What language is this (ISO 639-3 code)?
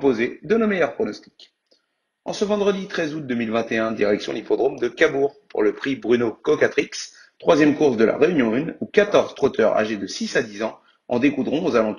fra